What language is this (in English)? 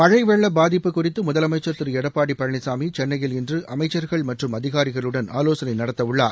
Tamil